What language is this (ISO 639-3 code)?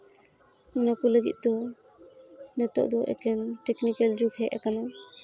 sat